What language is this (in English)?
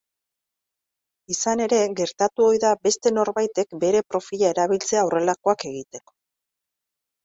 Basque